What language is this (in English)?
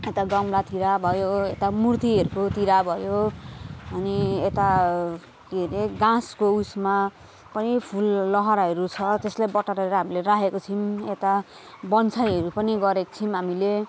Nepali